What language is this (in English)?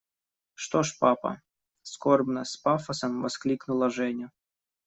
Russian